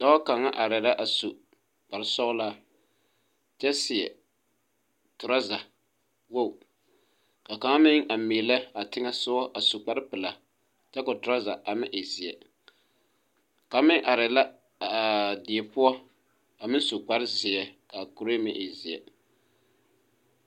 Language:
Southern Dagaare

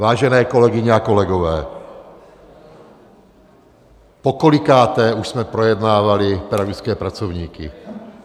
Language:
Czech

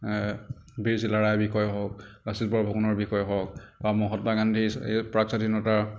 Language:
Assamese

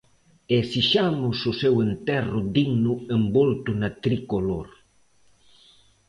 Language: Galician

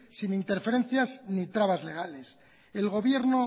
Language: Spanish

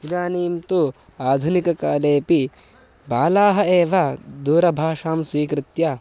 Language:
Sanskrit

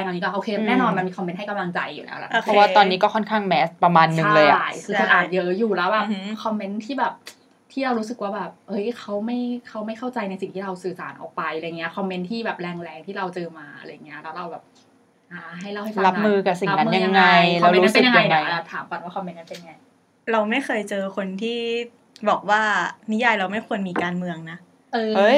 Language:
Thai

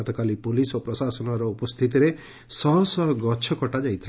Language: Odia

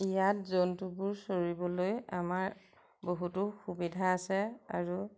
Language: Assamese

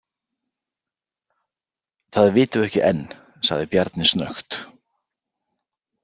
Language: Icelandic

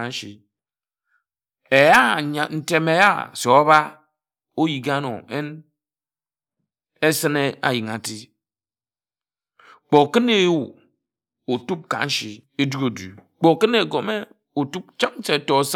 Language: Ejagham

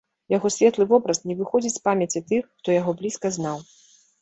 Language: Belarusian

